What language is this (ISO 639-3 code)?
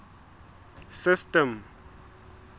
sot